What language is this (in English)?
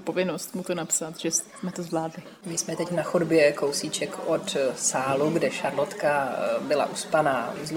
Czech